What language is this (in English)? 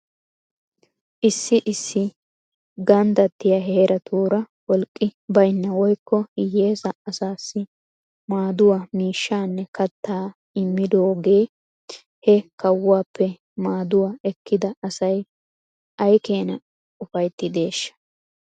Wolaytta